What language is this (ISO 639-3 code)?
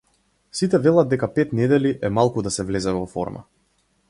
mkd